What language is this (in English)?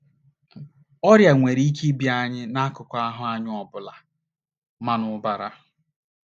Igbo